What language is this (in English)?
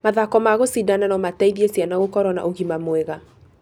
Kikuyu